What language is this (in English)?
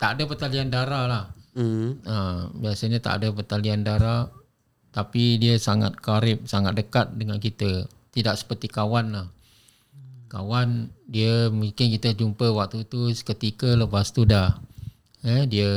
Malay